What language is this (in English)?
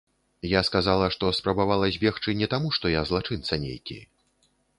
Belarusian